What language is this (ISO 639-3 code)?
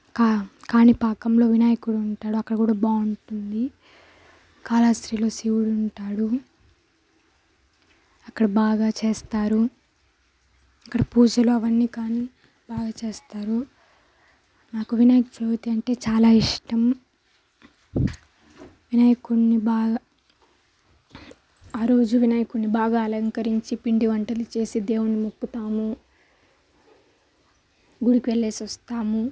tel